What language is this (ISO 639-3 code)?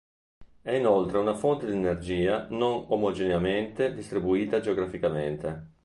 ita